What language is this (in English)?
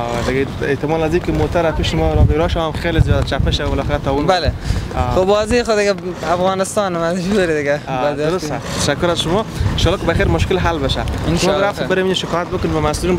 Persian